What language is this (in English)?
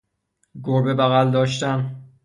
Persian